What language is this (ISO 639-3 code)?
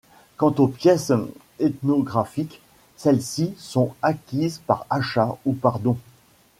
fra